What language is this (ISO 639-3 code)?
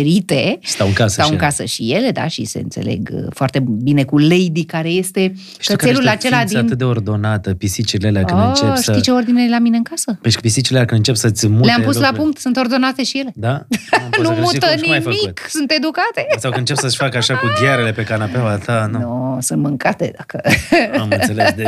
ron